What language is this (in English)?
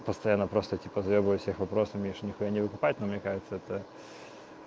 Russian